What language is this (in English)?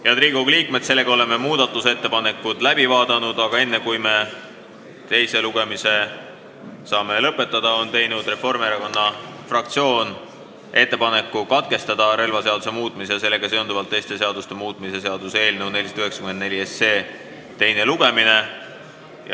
Estonian